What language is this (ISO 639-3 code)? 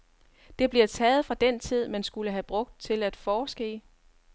dan